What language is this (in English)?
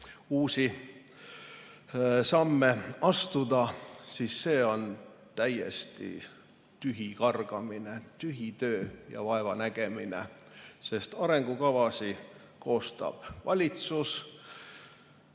Estonian